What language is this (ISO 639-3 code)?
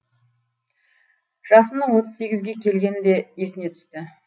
kaz